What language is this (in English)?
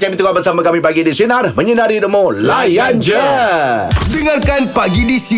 Malay